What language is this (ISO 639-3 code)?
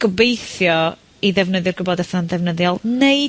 cym